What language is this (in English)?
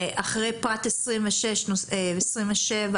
Hebrew